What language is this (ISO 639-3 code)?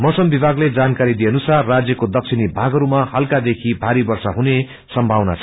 nep